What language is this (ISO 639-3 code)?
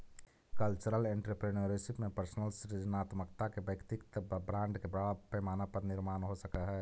mag